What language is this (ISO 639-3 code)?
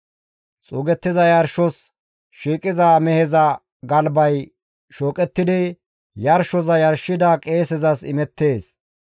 gmv